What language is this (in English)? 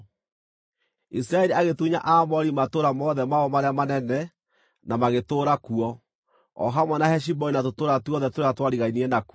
Kikuyu